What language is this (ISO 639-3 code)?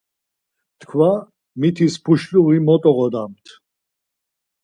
lzz